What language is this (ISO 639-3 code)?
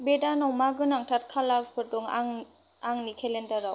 brx